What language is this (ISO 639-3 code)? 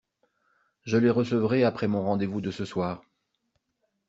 fra